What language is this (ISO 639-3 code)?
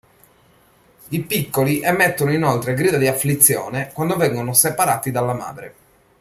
ita